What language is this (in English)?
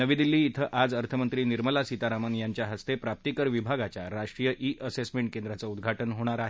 Marathi